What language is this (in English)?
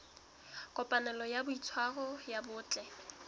Southern Sotho